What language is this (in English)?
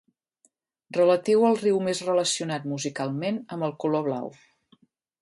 Catalan